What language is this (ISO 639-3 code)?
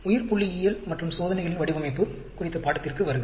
tam